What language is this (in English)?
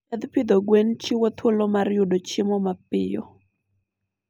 Luo (Kenya and Tanzania)